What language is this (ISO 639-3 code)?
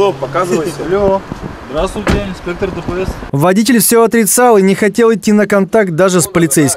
rus